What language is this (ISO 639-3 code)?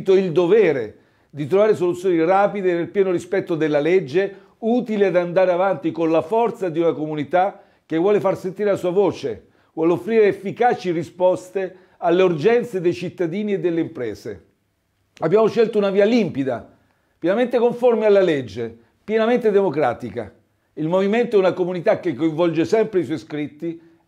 ita